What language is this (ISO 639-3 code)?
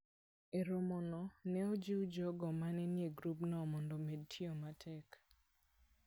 luo